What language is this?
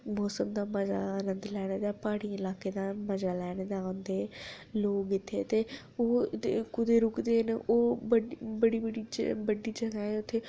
Dogri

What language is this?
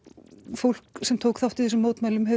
Icelandic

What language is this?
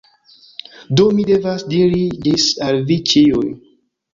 Esperanto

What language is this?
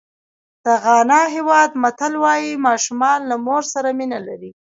Pashto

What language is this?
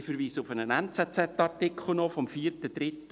Swiss German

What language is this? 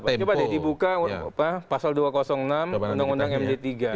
Indonesian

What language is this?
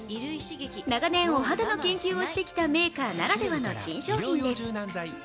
Japanese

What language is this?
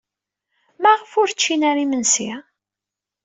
Kabyle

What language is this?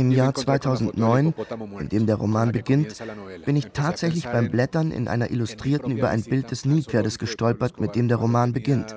German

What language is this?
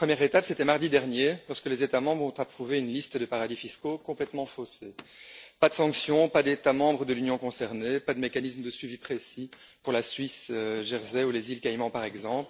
French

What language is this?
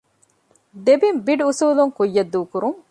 Divehi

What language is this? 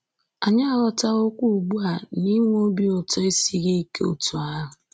Igbo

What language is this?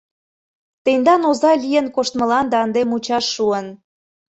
Mari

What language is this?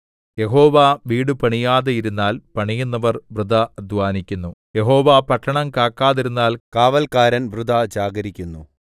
Malayalam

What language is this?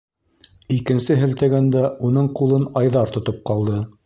Bashkir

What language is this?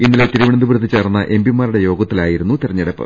Malayalam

